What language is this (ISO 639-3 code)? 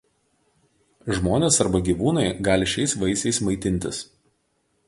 lit